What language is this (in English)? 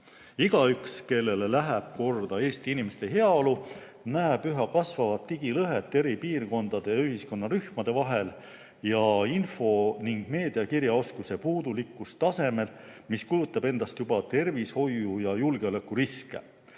Estonian